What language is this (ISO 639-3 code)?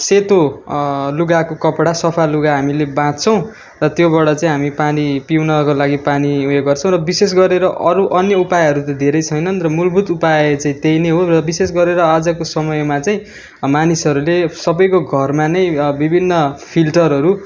nep